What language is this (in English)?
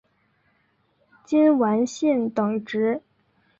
Chinese